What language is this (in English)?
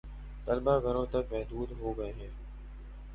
Urdu